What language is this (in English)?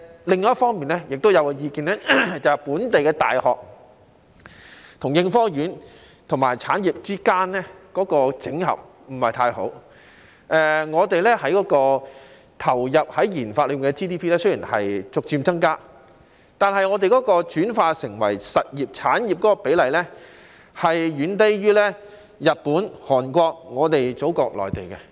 Cantonese